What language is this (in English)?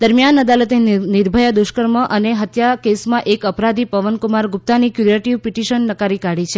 Gujarati